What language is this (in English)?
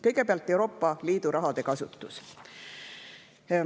Estonian